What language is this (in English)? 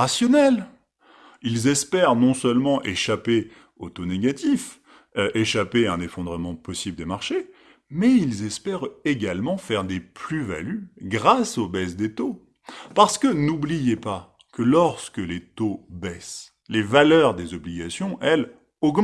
French